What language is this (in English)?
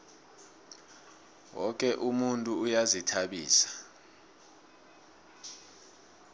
South Ndebele